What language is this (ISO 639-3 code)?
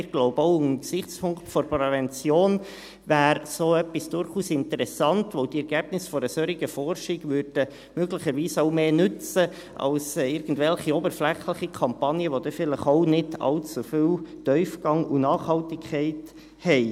gsw